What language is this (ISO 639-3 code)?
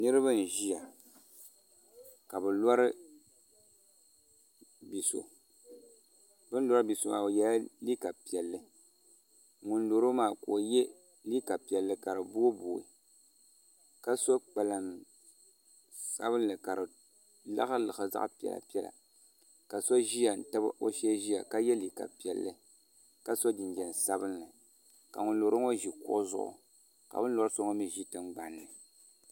dag